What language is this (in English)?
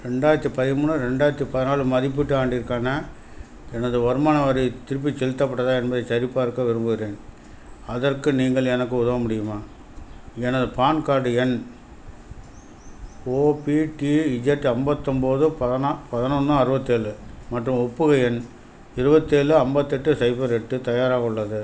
Tamil